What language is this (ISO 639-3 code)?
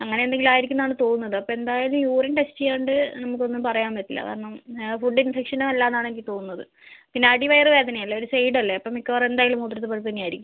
mal